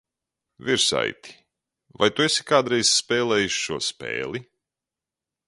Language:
Latvian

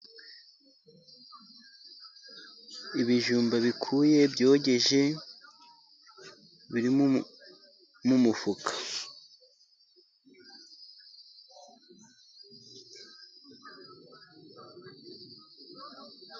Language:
Kinyarwanda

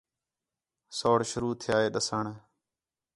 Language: Khetrani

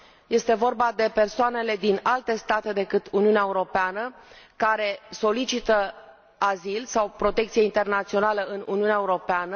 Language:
Romanian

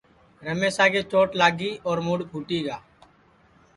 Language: Sansi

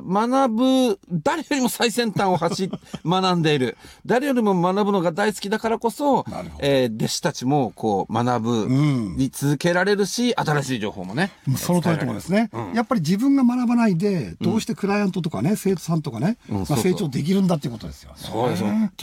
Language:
Japanese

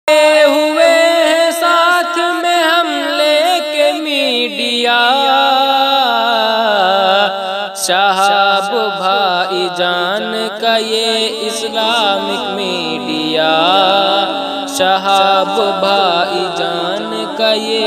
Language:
Arabic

